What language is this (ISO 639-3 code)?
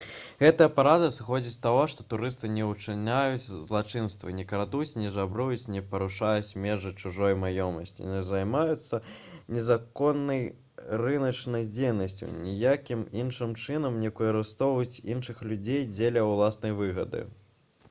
bel